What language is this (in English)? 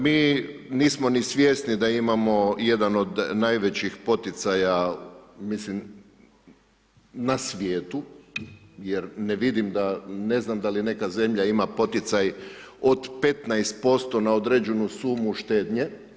Croatian